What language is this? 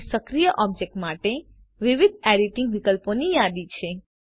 Gujarati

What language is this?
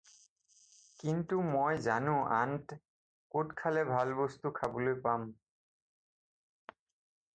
Assamese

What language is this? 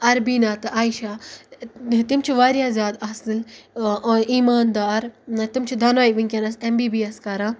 Kashmiri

